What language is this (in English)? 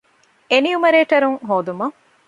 Divehi